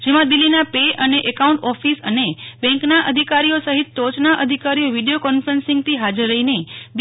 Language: Gujarati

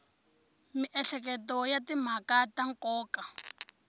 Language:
Tsonga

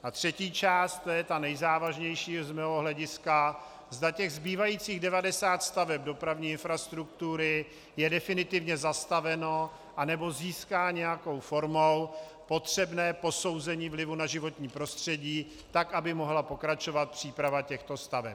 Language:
Czech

